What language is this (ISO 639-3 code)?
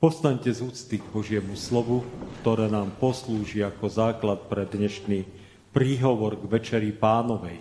slk